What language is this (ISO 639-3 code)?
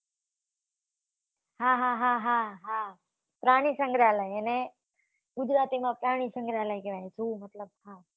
guj